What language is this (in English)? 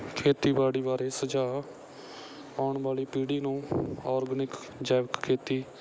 Punjabi